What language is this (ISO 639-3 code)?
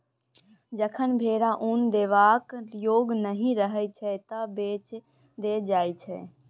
mai